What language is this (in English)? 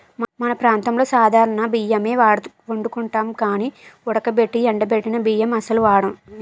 Telugu